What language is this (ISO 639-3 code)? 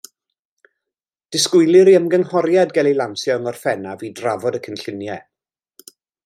cym